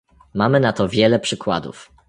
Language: Polish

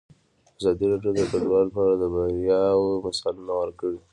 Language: Pashto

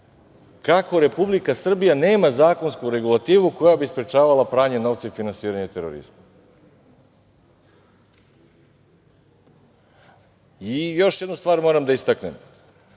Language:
Serbian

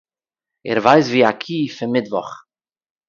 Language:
Yiddish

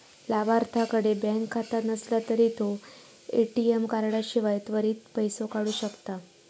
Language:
Marathi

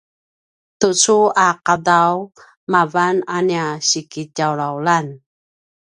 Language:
Paiwan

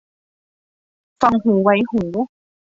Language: Thai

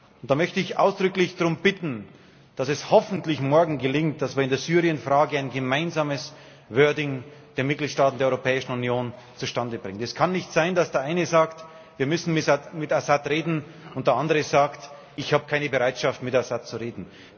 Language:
German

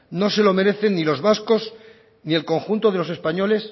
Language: Spanish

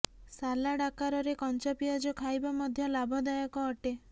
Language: Odia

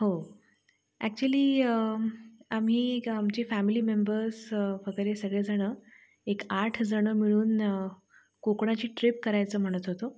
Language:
Marathi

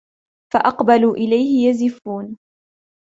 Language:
Arabic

